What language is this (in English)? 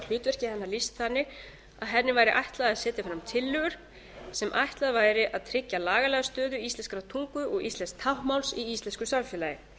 Icelandic